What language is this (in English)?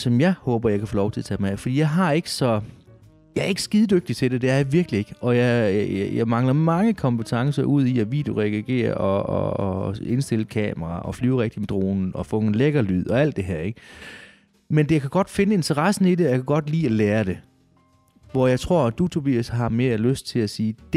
Danish